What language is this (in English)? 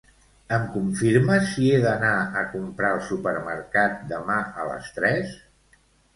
Catalan